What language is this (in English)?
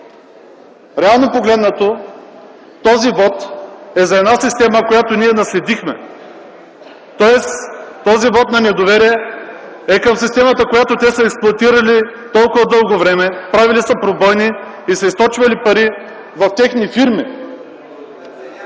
Bulgarian